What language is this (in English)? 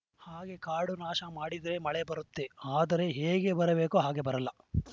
Kannada